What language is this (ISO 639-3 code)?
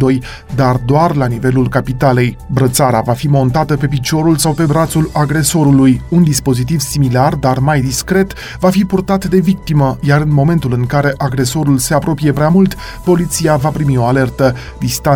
ron